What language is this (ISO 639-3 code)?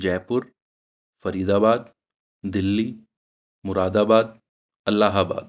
urd